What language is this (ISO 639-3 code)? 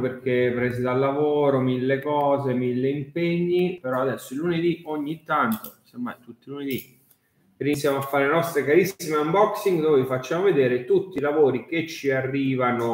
ita